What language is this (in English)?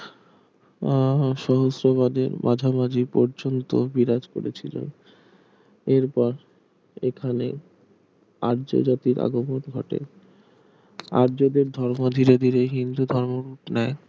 Bangla